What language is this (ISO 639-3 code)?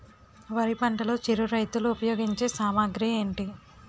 tel